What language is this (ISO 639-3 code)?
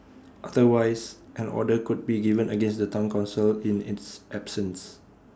eng